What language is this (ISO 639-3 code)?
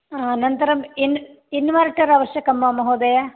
san